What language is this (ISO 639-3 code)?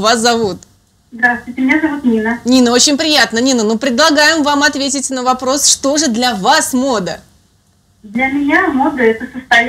rus